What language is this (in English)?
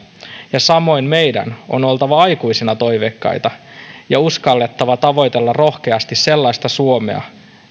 Finnish